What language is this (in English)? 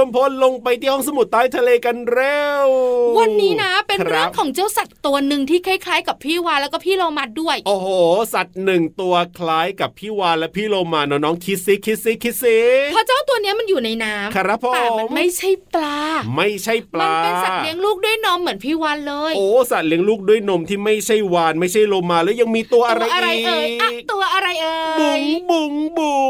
Thai